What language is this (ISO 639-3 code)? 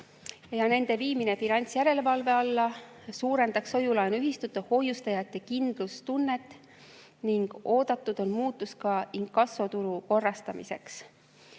est